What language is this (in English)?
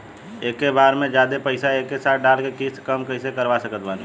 Bhojpuri